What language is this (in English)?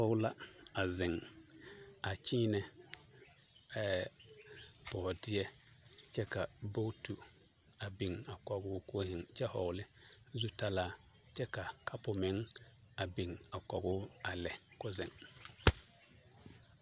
Southern Dagaare